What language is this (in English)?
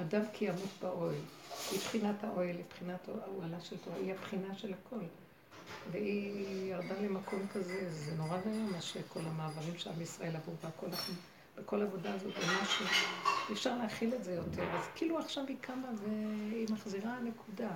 Hebrew